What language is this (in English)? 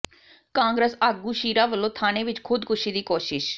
Punjabi